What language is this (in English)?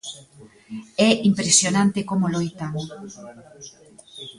Galician